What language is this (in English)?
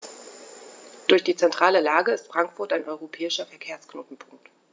German